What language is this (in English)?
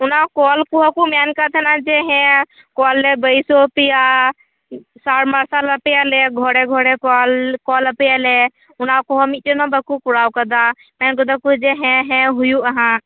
Santali